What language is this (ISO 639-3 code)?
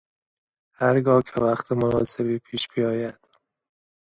fas